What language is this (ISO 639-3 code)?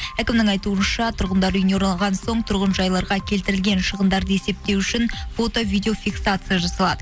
kaz